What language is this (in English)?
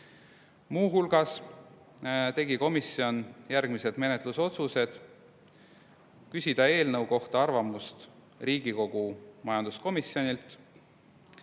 Estonian